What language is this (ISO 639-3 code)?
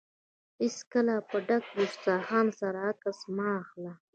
pus